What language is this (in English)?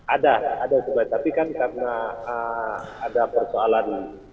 Indonesian